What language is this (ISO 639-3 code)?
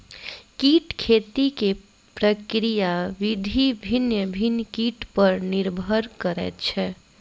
mai